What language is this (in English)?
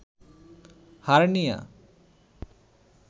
Bangla